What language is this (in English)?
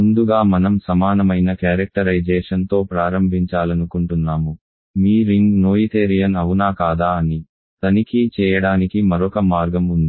Telugu